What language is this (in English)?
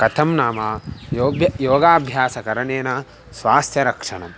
Sanskrit